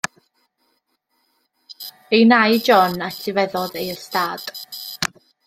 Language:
Welsh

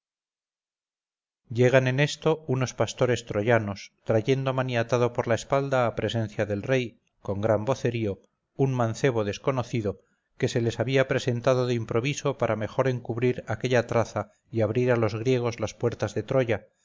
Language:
Spanish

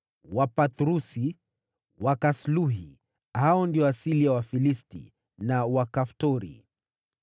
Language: Swahili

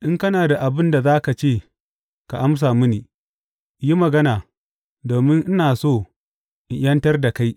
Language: Hausa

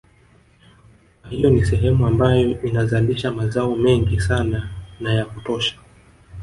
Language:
Swahili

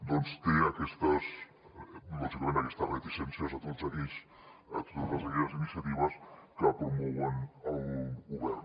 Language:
Catalan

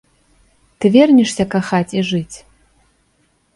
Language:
Belarusian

